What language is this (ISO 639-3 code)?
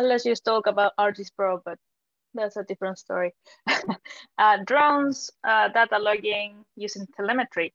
eng